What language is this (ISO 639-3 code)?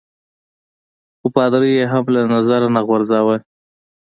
pus